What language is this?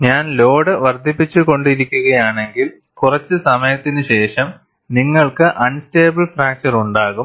Malayalam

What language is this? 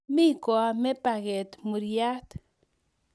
Kalenjin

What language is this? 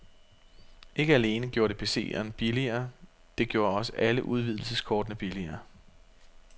Danish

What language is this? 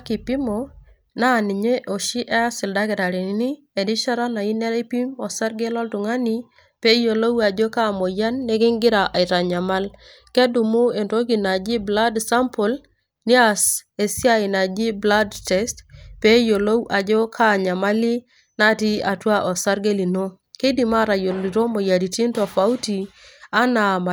Masai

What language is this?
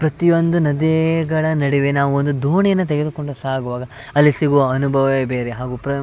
Kannada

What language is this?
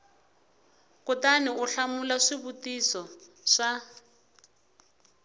Tsonga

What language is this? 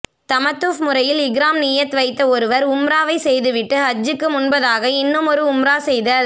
Tamil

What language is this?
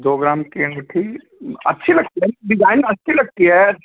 Hindi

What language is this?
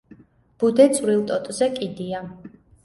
Georgian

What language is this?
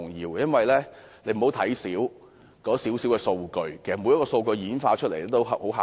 Cantonese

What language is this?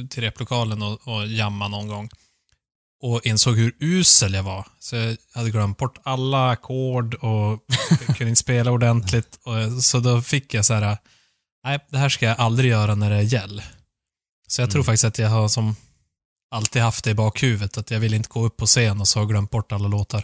Swedish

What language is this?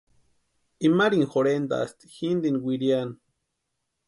Western Highland Purepecha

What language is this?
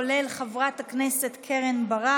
Hebrew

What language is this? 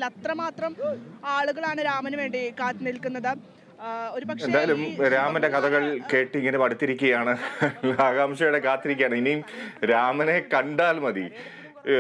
Malayalam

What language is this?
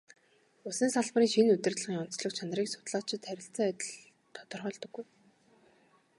Mongolian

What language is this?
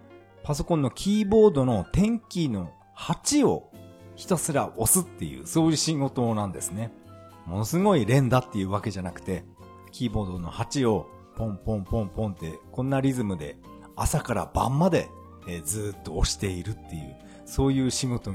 Japanese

